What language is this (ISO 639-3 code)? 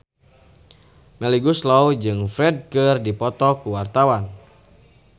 sun